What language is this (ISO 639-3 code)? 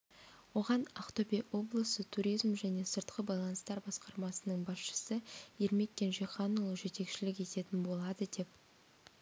kaz